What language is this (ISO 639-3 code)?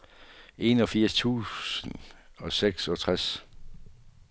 dan